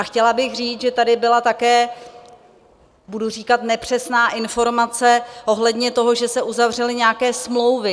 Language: Czech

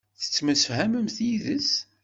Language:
Kabyle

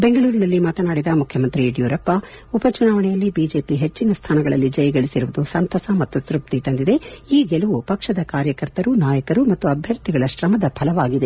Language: Kannada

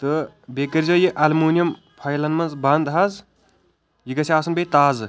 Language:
Kashmiri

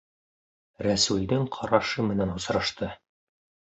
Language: Bashkir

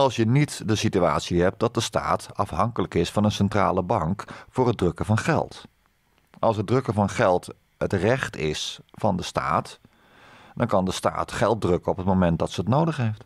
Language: Dutch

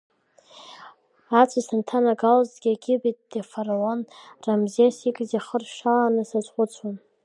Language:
Abkhazian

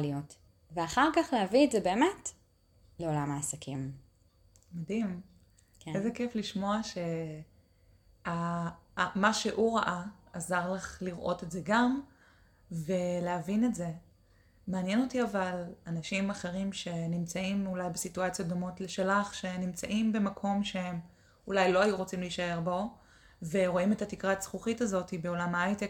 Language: Hebrew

